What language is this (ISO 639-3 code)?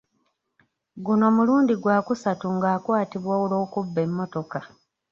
lug